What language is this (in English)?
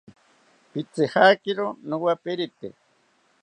South Ucayali Ashéninka